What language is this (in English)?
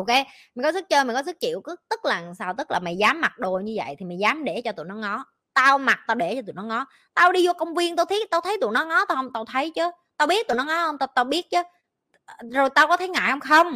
Vietnamese